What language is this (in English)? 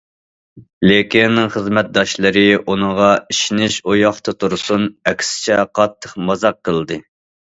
Uyghur